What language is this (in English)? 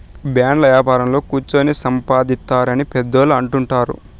Telugu